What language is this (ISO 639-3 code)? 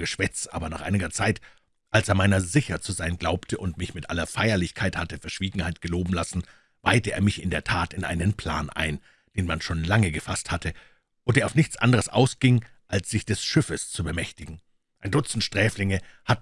deu